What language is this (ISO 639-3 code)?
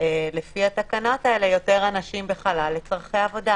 heb